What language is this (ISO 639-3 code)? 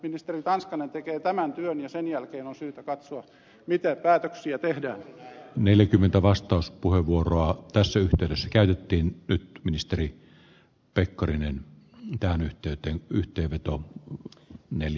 fin